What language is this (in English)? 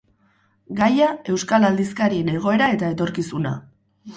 Basque